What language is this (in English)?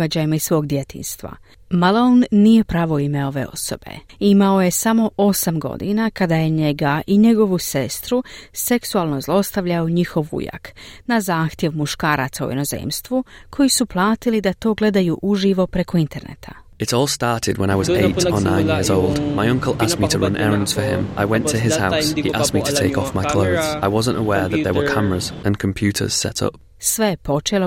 Croatian